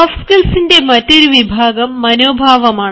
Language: Malayalam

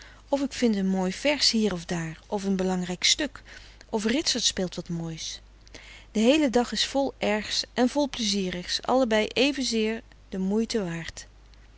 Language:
Dutch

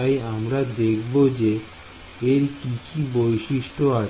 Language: Bangla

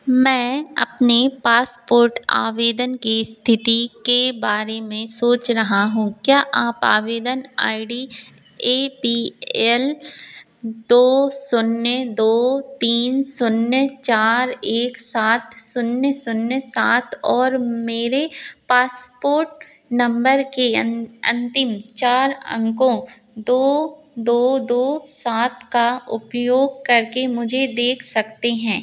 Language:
Hindi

